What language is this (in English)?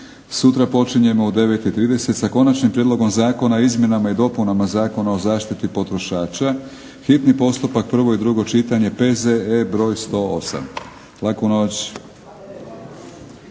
Croatian